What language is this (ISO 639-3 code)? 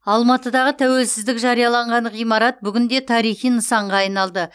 kaz